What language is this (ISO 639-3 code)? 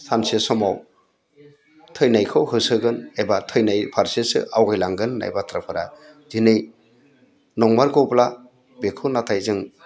brx